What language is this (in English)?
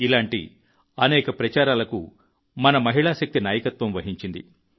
Telugu